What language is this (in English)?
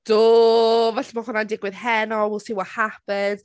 Welsh